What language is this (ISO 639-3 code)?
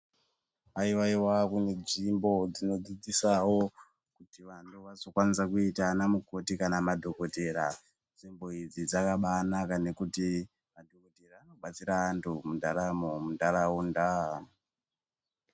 ndc